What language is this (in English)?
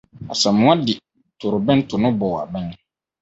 Akan